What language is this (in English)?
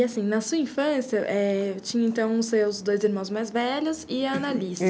Portuguese